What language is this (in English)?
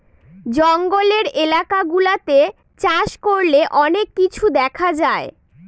Bangla